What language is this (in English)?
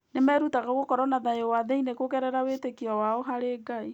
Kikuyu